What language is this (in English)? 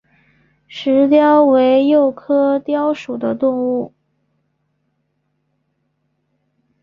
Chinese